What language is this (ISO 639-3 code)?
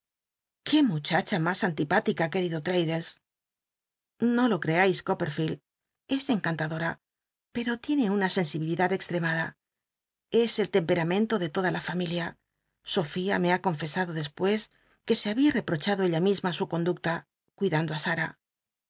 spa